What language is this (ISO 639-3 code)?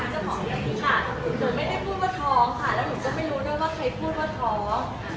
tha